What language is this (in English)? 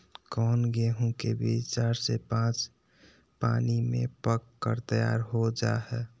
Magahi